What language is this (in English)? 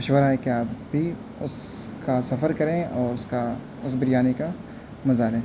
Urdu